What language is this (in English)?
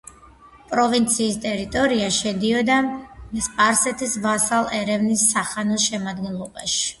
Georgian